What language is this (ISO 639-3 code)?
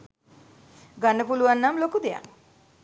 sin